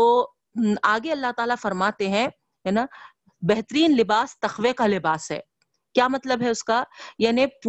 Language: Urdu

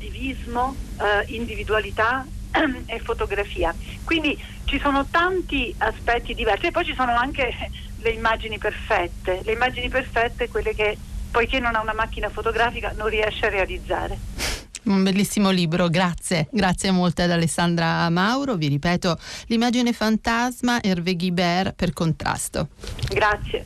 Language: Italian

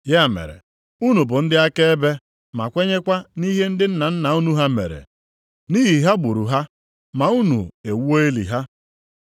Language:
Igbo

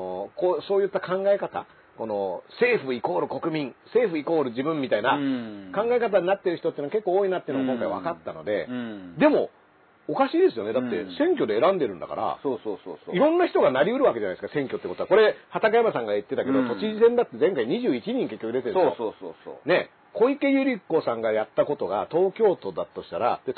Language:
Japanese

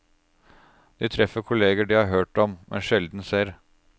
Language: Norwegian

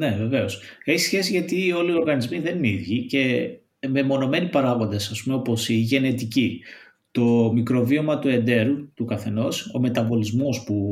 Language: Greek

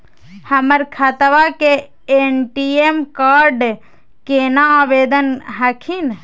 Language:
Magahi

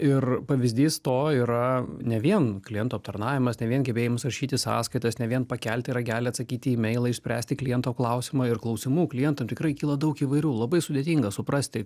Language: Lithuanian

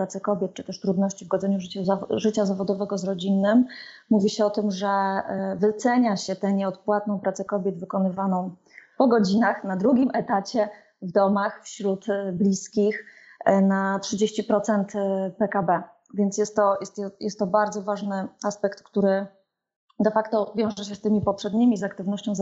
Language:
Polish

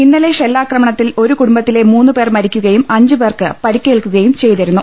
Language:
Malayalam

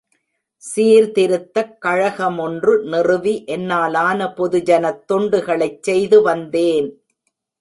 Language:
Tamil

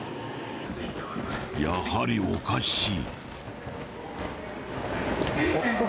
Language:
Japanese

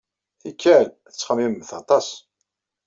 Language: Kabyle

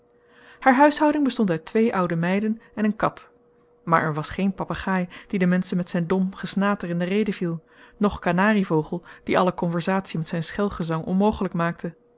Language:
Dutch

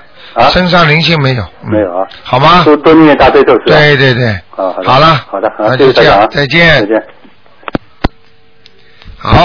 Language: Chinese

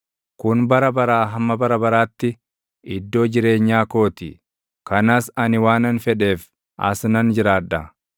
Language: Oromo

